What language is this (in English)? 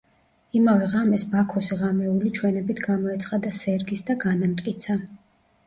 Georgian